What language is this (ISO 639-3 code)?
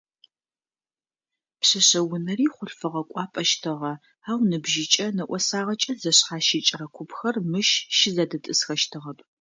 ady